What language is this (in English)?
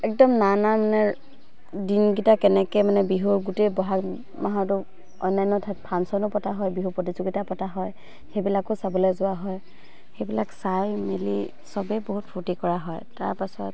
Assamese